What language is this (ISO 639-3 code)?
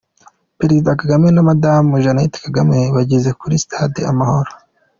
kin